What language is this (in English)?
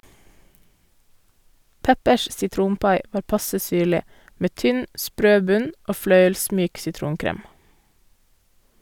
Norwegian